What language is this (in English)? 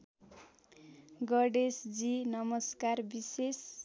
Nepali